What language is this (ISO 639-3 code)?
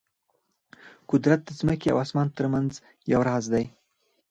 pus